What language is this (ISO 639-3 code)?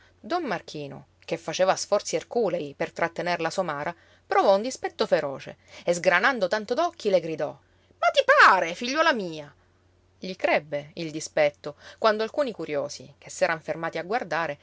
ita